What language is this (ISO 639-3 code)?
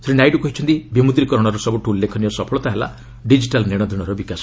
ori